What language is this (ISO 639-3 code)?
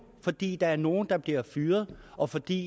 dan